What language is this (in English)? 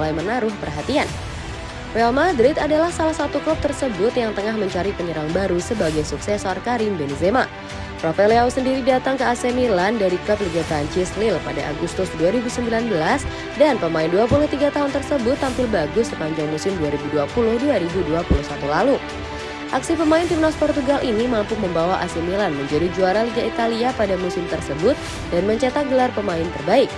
Indonesian